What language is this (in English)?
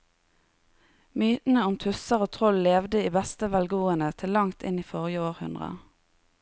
Norwegian